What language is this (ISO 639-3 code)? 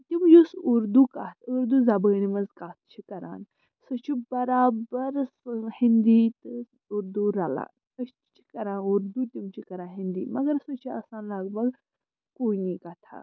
kas